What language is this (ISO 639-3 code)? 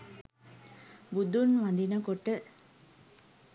sin